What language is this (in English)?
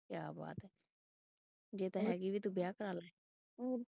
Punjabi